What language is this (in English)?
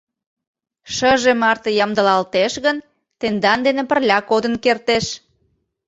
Mari